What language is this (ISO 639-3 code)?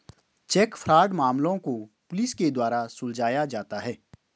hin